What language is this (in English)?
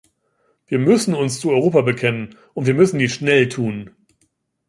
German